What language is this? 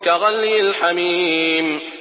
Arabic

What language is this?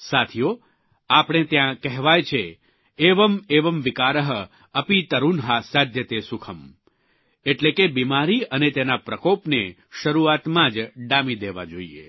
Gujarati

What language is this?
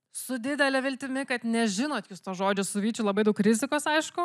Lithuanian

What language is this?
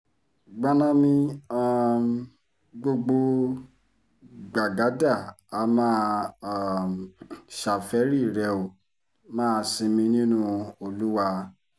Yoruba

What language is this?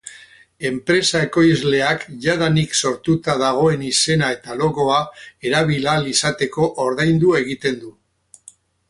Basque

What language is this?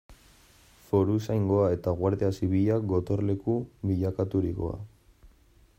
Basque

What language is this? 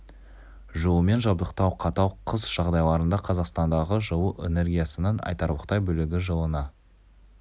Kazakh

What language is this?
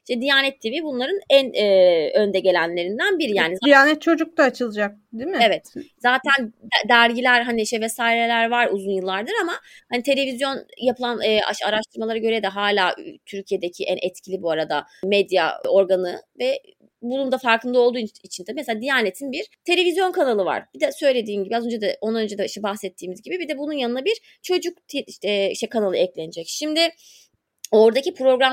Turkish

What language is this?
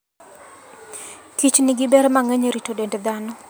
Luo (Kenya and Tanzania)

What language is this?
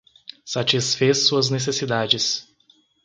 Portuguese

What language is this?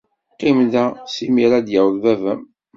Kabyle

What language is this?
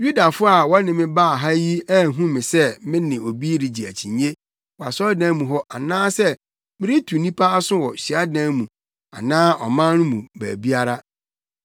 Akan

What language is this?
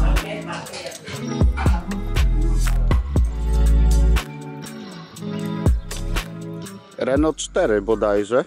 Polish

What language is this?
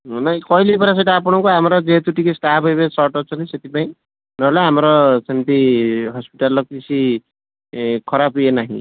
Odia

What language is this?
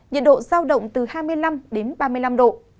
Vietnamese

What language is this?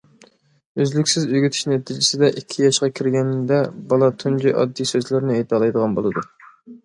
Uyghur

